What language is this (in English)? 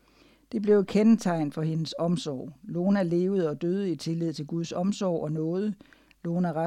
Danish